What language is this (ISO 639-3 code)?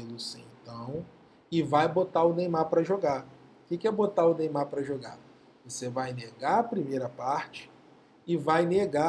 por